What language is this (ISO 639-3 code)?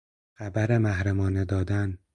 fas